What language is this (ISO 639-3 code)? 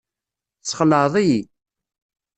kab